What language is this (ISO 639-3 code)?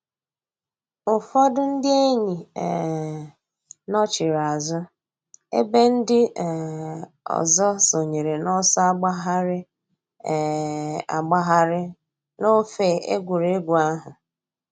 ibo